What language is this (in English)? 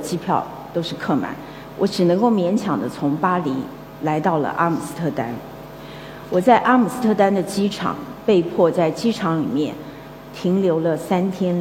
Chinese